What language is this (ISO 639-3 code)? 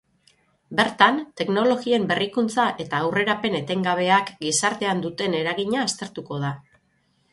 eus